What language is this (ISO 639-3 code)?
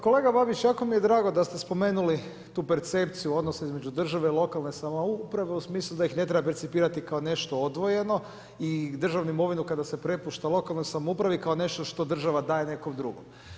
hrv